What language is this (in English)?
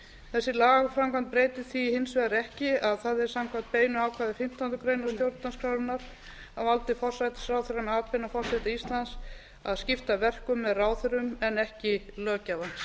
Icelandic